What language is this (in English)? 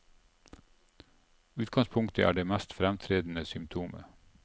Norwegian